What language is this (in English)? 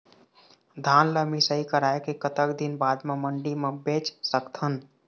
Chhattisgarhi